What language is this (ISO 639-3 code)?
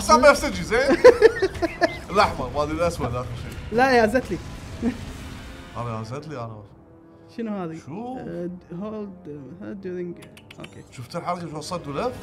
ara